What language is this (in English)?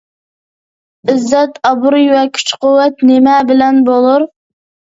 Uyghur